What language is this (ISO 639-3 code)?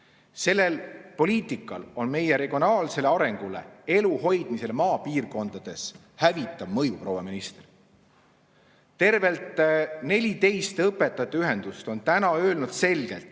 est